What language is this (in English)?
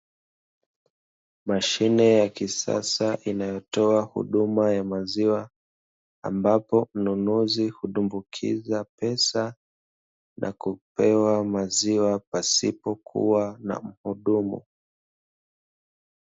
Swahili